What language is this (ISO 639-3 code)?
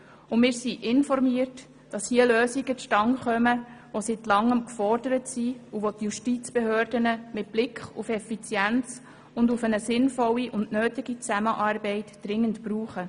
gsw